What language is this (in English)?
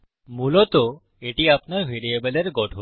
Bangla